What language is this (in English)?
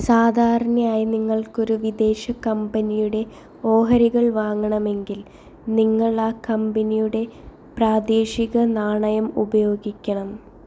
Malayalam